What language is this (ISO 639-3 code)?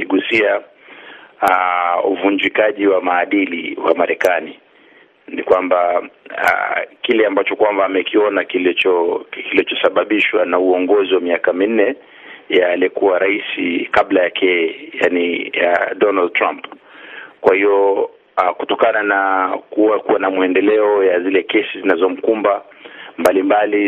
swa